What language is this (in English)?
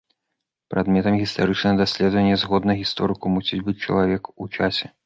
Belarusian